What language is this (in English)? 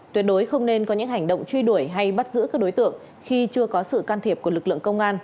Vietnamese